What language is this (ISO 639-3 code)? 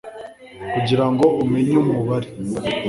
kin